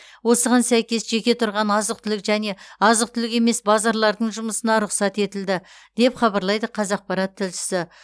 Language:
Kazakh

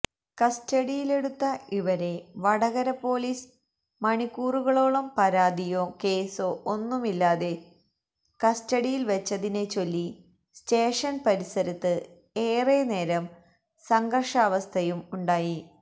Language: Malayalam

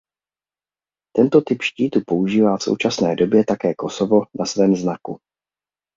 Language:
Czech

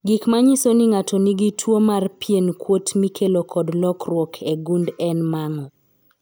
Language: Luo (Kenya and Tanzania)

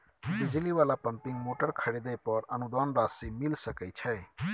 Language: Maithili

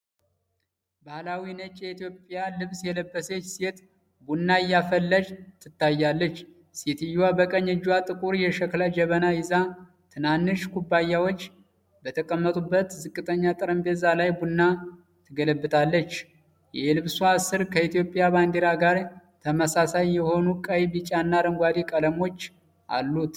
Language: Amharic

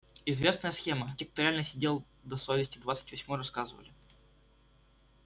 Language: Russian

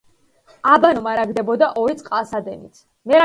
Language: Georgian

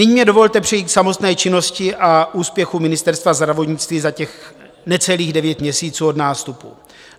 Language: Czech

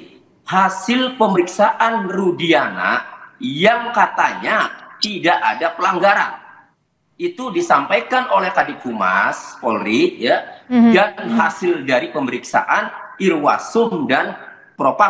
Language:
Indonesian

